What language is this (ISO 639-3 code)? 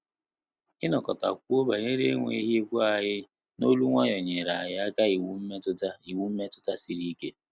ibo